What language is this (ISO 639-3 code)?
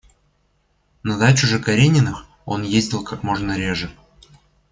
rus